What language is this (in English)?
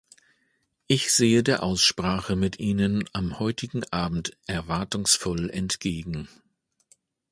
German